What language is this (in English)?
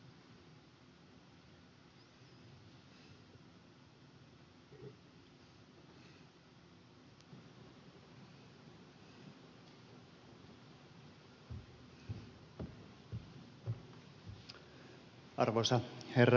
Finnish